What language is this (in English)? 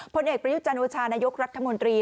Thai